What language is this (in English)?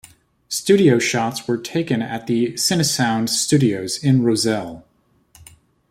English